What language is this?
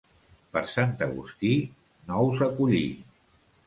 Catalan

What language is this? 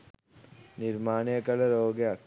Sinhala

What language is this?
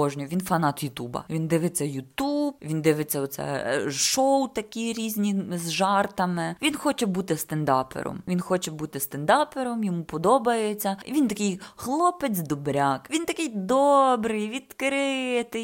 Ukrainian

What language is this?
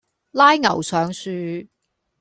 Cantonese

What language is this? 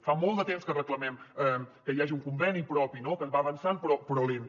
Catalan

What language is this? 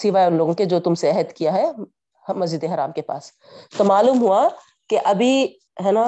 Urdu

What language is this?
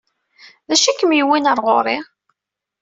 Kabyle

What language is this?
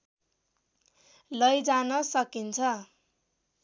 Nepali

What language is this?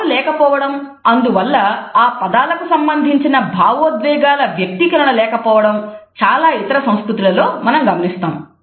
Telugu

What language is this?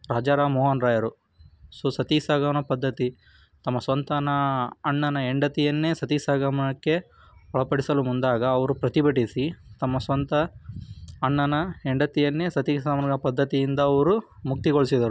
Kannada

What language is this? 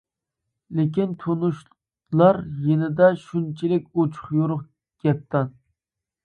Uyghur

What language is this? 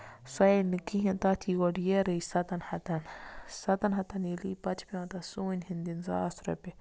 Kashmiri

